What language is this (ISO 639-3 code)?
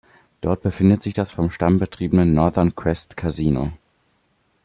deu